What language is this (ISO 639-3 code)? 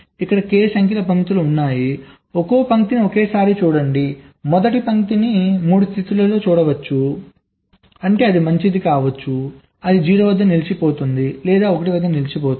tel